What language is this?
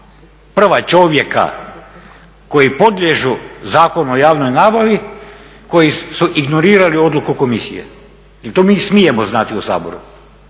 Croatian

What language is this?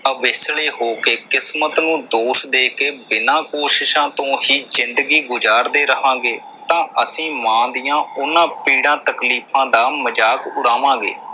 Punjabi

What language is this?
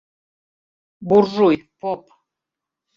Mari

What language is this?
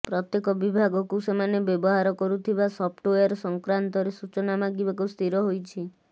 Odia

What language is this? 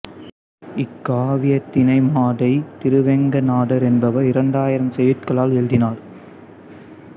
Tamil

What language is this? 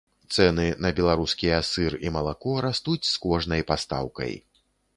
Belarusian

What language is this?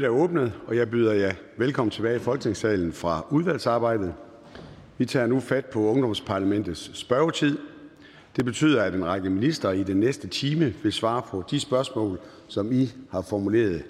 Danish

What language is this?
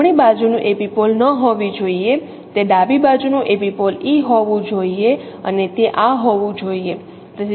Gujarati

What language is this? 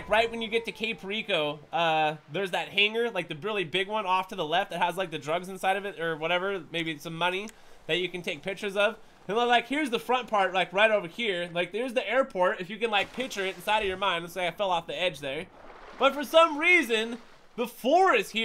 English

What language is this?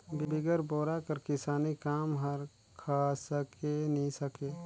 Chhattisgarhi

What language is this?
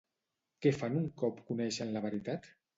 Catalan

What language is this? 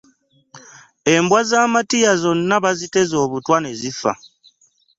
Ganda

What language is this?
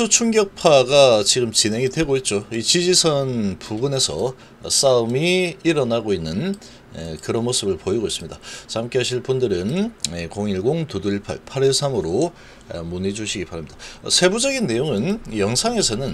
Korean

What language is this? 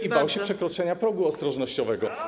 Polish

